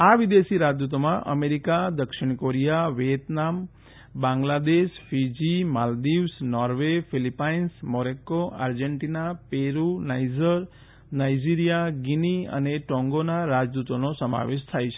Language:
Gujarati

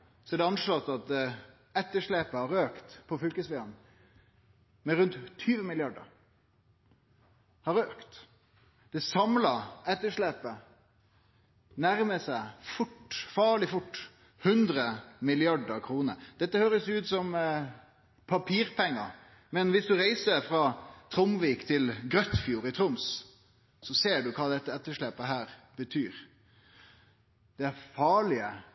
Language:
Norwegian Nynorsk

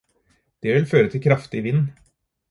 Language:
Norwegian Bokmål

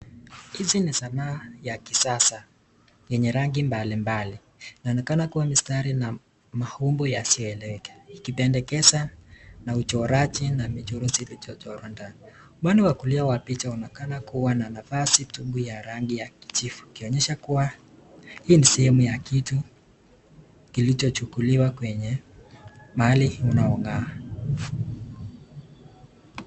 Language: Swahili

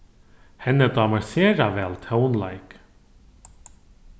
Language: Faroese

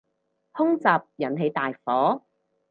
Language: Cantonese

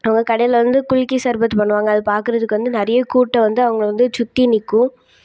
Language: Tamil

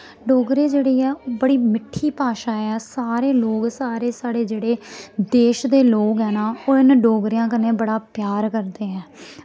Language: Dogri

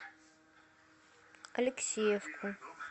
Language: Russian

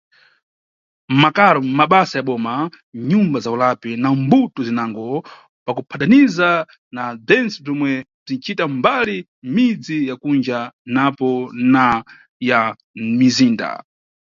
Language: Nyungwe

